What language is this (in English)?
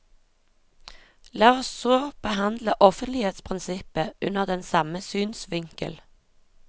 Norwegian